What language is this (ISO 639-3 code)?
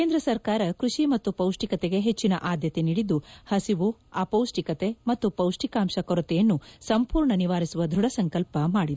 kan